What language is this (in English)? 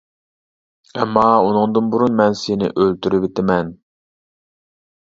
Uyghur